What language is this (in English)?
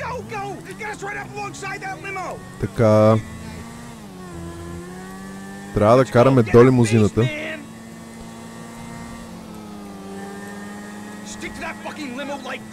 Bulgarian